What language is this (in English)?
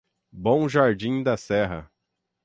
Portuguese